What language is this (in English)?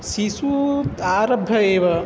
Sanskrit